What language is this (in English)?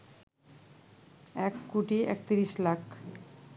Bangla